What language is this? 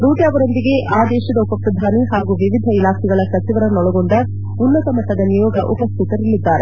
Kannada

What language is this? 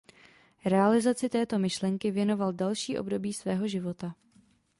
Czech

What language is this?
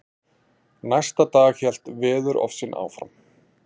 Icelandic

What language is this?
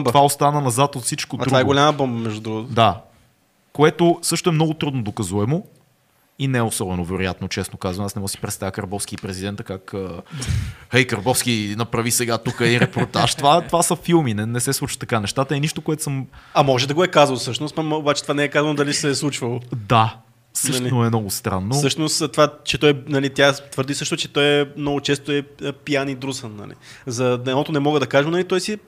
Bulgarian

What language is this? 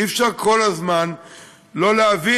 Hebrew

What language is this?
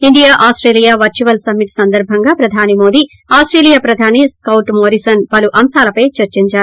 Telugu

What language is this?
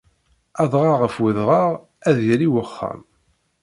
Kabyle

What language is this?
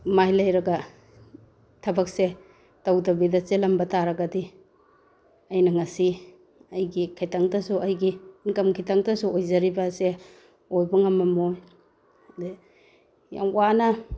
Manipuri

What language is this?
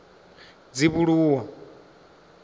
Venda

